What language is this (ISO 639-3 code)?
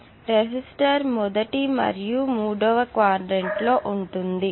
tel